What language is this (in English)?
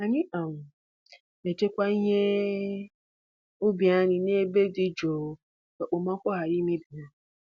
Igbo